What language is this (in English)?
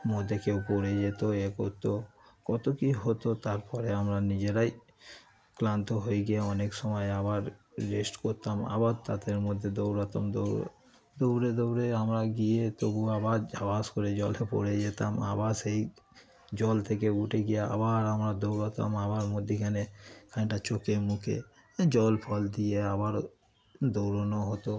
Bangla